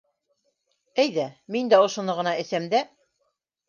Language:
Bashkir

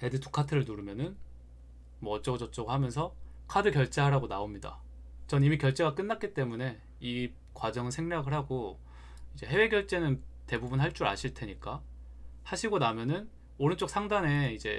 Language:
Korean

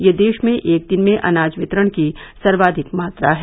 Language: Hindi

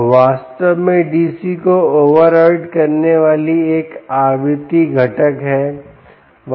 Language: Hindi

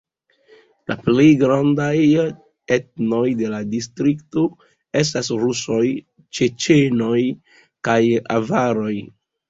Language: Esperanto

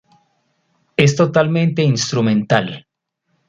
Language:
Spanish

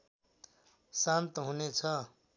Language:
Nepali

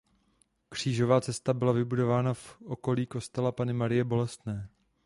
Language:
Czech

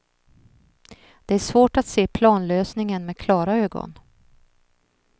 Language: Swedish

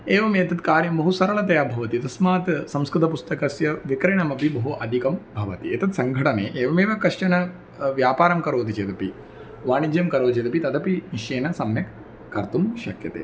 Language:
Sanskrit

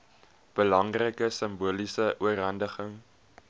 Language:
Afrikaans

